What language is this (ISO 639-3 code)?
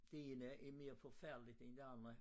dan